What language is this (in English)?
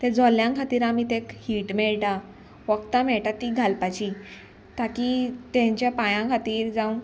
Konkani